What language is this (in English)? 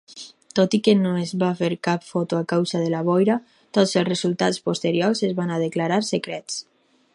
Catalan